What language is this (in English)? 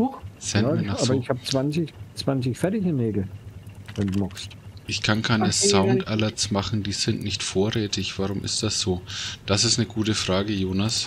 German